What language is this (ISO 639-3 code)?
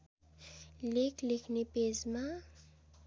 nep